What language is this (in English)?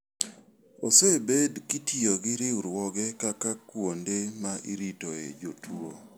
Luo (Kenya and Tanzania)